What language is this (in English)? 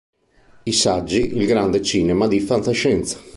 Italian